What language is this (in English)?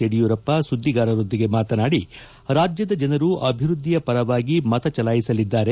Kannada